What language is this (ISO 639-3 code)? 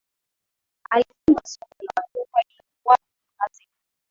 swa